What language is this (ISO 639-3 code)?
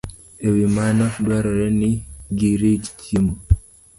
luo